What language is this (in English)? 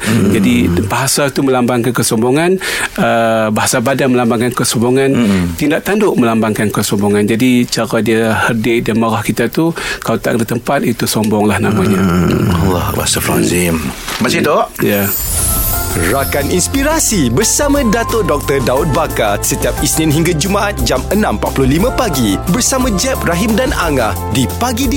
Malay